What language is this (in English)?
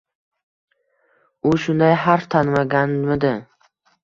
Uzbek